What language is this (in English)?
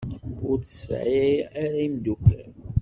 Kabyle